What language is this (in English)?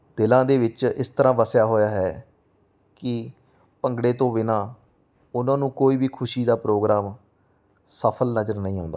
Punjabi